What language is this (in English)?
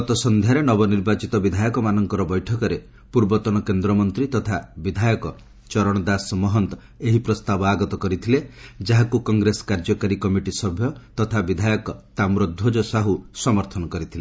Odia